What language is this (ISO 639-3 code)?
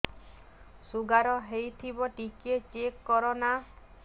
ori